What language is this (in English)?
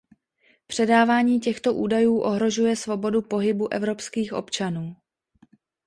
Czech